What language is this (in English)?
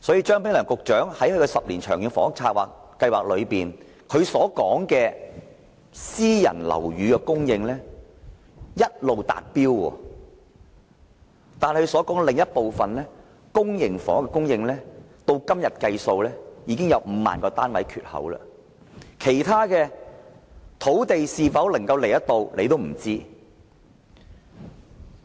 Cantonese